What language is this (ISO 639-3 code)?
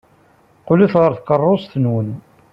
kab